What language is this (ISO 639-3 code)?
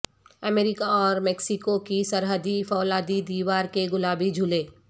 urd